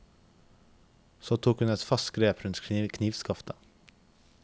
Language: Norwegian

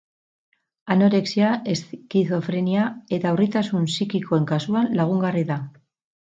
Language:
Basque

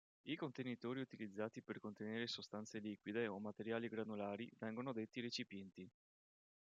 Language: Italian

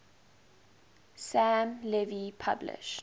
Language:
English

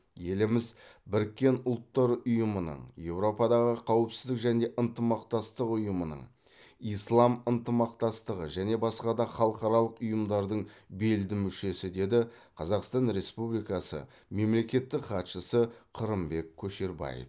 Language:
Kazakh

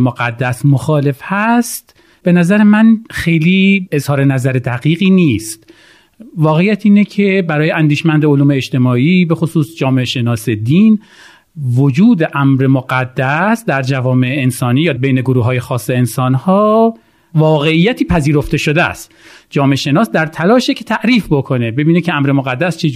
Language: Persian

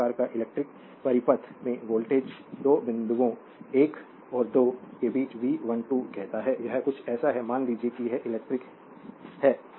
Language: Hindi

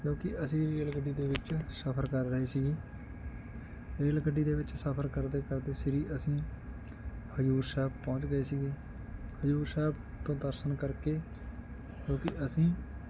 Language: Punjabi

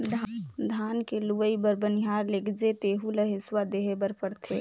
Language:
Chhattisgarhi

